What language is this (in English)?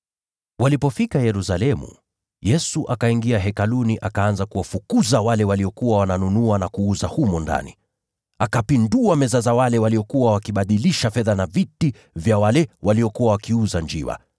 Swahili